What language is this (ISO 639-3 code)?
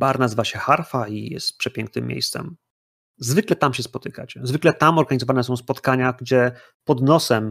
pol